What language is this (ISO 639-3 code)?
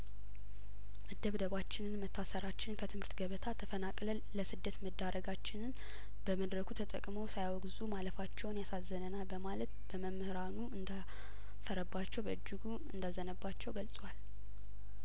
amh